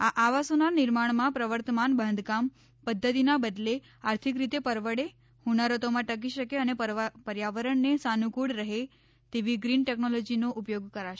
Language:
Gujarati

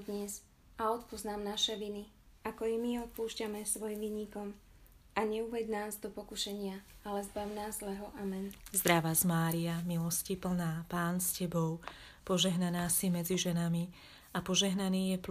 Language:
Slovak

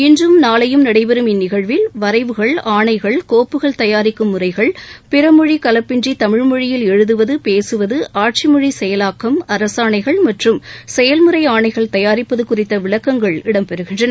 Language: Tamil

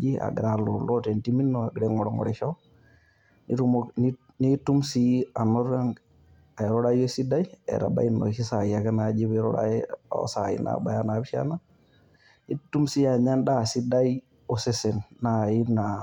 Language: Masai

